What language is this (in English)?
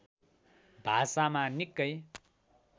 Nepali